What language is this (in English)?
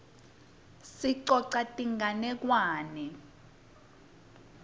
Swati